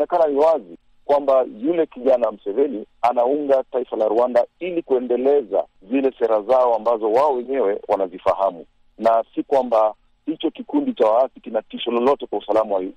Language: Swahili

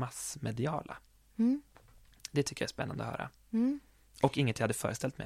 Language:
Swedish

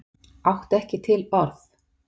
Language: Icelandic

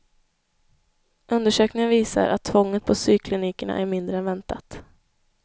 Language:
Swedish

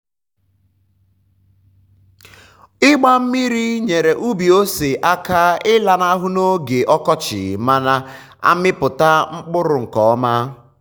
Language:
Igbo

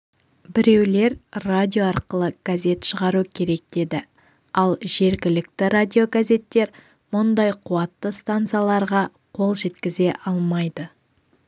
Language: Kazakh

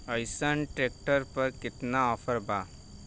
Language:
Bhojpuri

